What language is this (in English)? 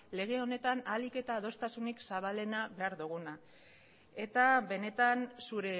Basque